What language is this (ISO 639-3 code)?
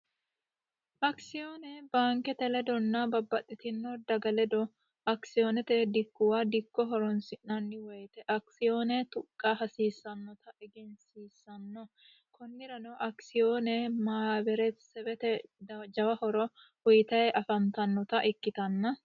sid